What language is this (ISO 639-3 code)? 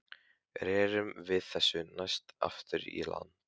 isl